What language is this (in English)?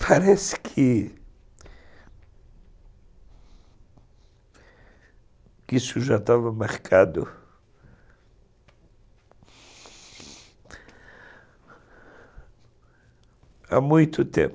Portuguese